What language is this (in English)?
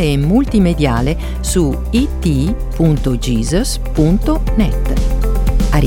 Italian